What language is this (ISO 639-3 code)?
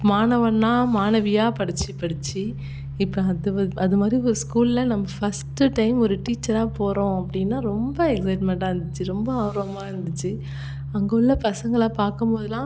tam